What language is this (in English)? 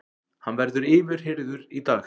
Icelandic